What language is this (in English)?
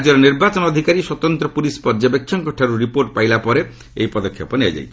Odia